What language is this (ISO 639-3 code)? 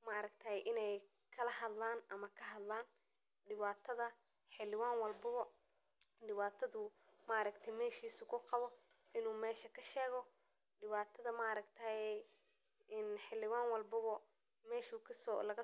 som